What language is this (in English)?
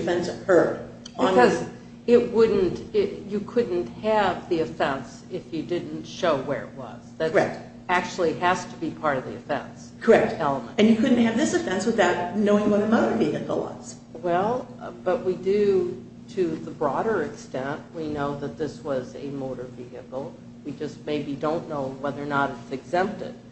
English